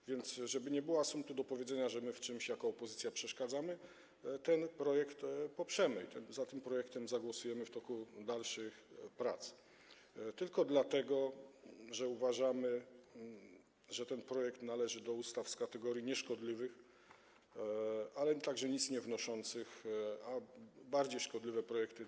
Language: Polish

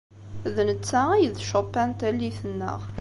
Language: Kabyle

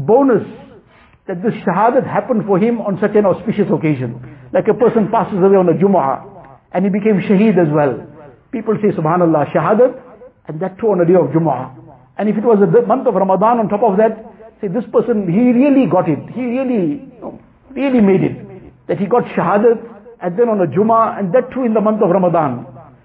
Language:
English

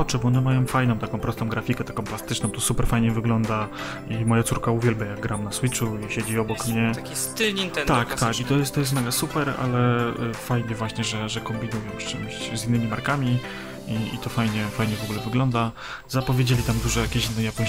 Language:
Polish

